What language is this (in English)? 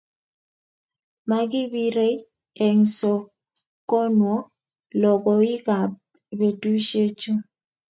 Kalenjin